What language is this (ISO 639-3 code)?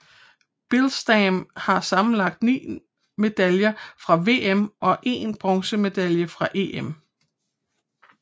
dan